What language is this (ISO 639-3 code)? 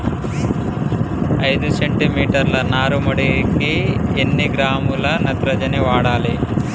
tel